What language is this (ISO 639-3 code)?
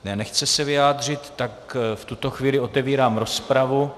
ces